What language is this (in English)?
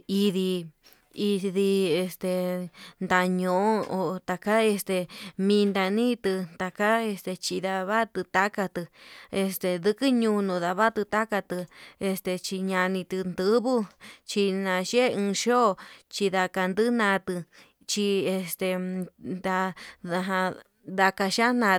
Yutanduchi Mixtec